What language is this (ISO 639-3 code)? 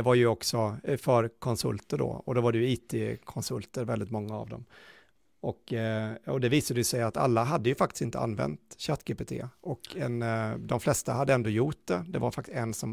swe